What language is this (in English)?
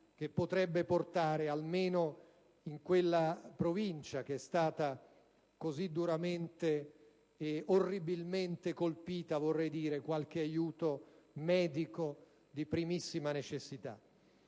Italian